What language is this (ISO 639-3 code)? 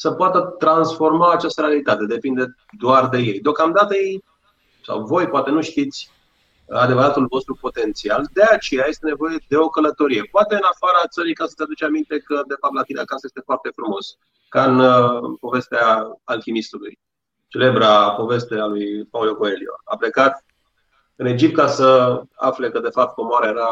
ron